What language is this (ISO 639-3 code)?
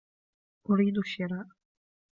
ara